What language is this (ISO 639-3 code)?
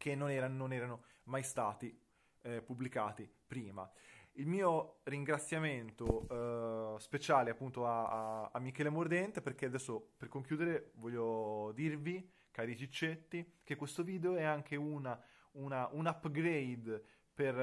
ita